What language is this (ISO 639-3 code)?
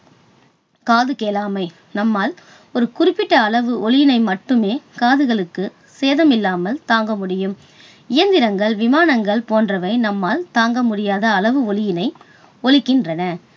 tam